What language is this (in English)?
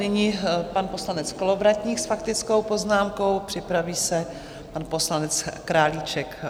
Czech